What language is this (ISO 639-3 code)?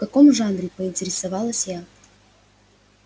rus